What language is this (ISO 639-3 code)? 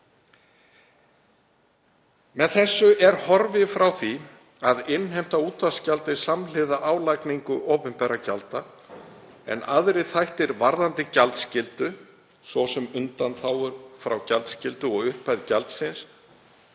isl